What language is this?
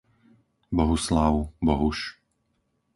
Slovak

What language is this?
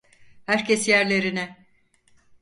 Turkish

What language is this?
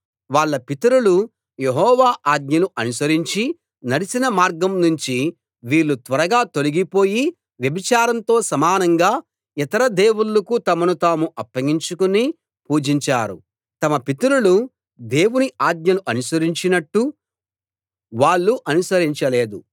Telugu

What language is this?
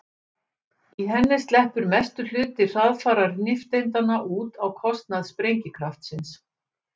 Icelandic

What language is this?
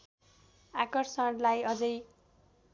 Nepali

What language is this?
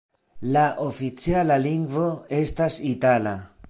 Esperanto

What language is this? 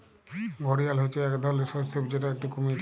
Bangla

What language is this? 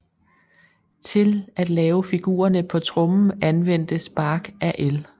Danish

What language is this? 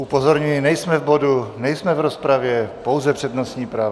Czech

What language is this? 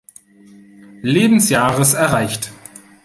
German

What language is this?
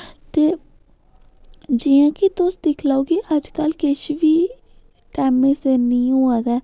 Dogri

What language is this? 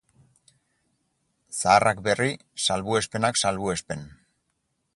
Basque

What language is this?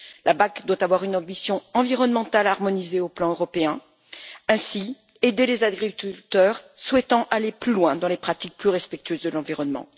French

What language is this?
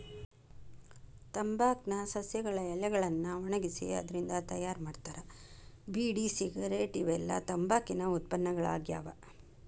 Kannada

